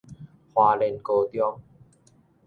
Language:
Min Nan Chinese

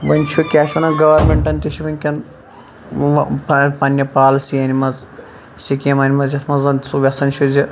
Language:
Kashmiri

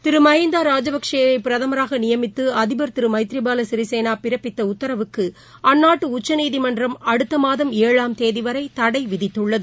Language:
Tamil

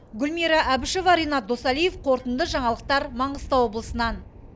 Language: Kazakh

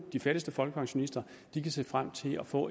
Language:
Danish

